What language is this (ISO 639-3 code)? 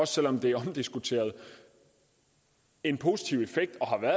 dan